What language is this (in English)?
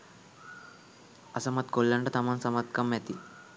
Sinhala